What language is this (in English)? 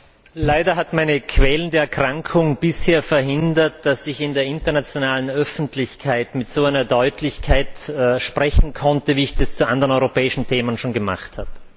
German